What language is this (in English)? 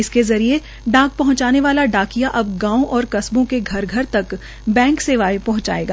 Hindi